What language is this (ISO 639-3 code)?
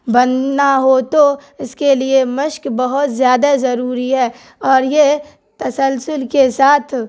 urd